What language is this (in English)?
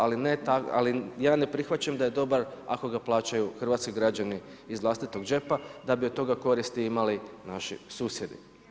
Croatian